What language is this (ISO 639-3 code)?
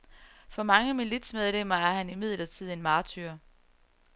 dan